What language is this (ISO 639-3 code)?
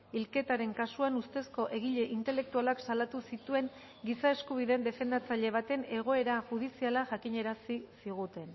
eus